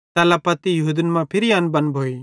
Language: Bhadrawahi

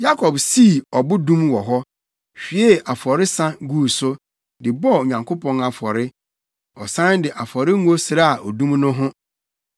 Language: Akan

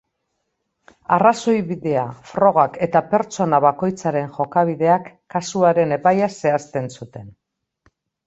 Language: Basque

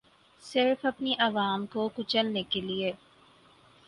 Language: Urdu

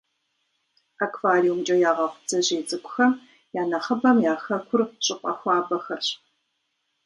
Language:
Kabardian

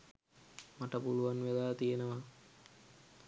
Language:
Sinhala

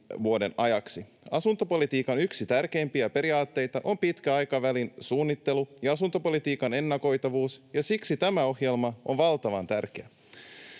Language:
Finnish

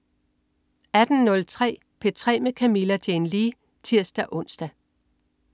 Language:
Danish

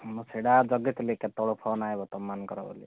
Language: Odia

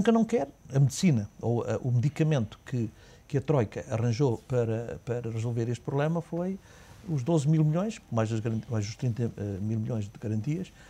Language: Portuguese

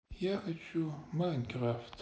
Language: Russian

